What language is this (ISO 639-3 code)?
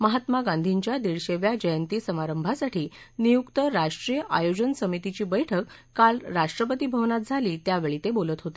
mar